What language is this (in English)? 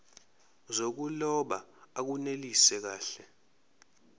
Zulu